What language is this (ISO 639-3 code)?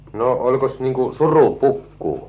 fin